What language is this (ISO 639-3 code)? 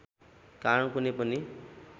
nep